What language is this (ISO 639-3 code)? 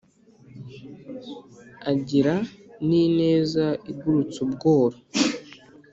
kin